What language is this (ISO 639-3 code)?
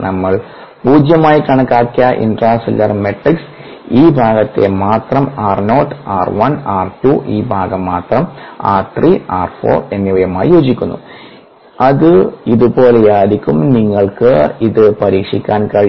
mal